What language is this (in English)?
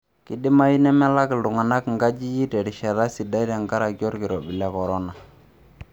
Masai